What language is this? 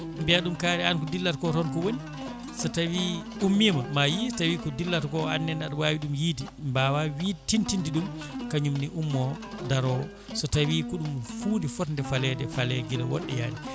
Fula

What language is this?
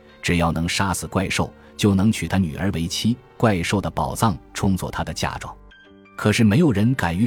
Chinese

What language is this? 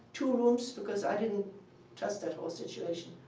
English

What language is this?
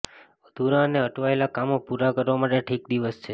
Gujarati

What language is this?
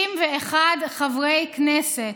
Hebrew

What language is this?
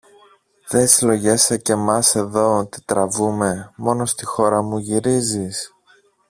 Greek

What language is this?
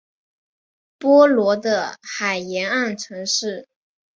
Chinese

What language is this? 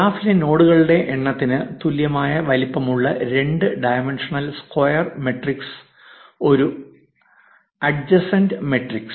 Malayalam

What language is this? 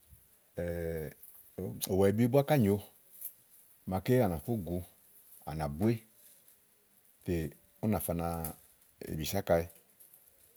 Igo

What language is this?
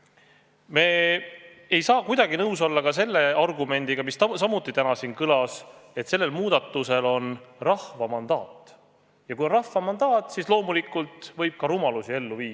Estonian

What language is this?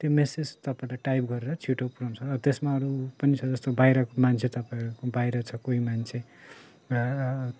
Nepali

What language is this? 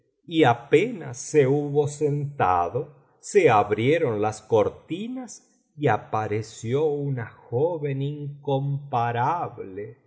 Spanish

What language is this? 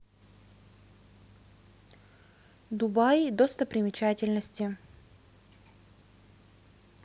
Russian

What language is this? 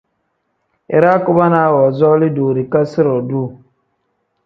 Tem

